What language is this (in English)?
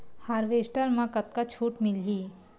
Chhattisgarhi